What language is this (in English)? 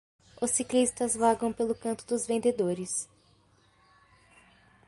Portuguese